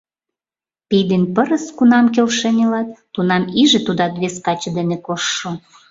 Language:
Mari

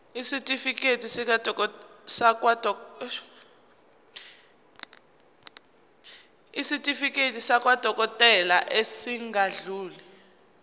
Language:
Zulu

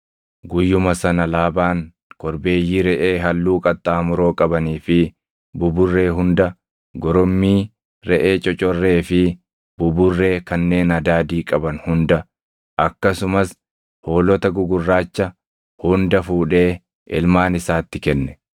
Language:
Oromo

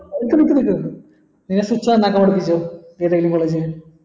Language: Malayalam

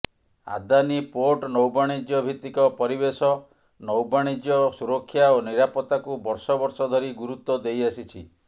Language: Odia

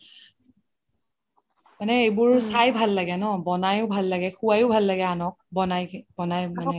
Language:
Assamese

